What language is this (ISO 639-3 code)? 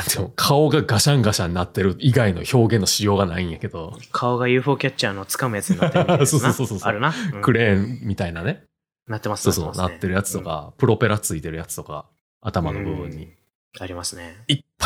jpn